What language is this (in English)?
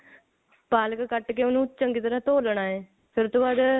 Punjabi